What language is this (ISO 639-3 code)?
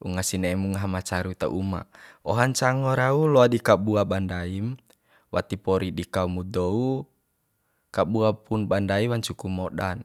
bhp